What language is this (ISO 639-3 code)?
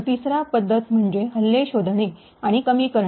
mar